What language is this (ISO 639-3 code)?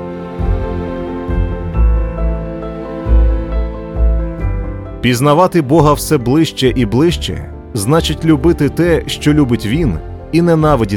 ukr